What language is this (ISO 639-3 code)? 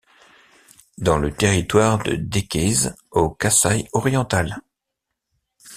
fra